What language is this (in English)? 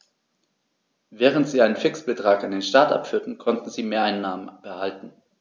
German